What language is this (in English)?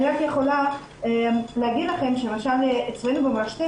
Hebrew